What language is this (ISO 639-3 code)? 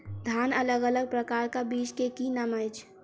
mai